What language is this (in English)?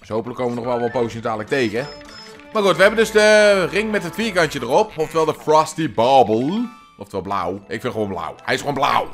Dutch